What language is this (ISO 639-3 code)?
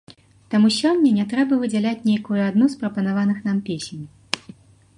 bel